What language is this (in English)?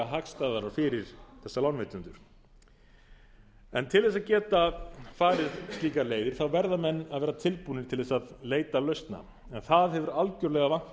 Icelandic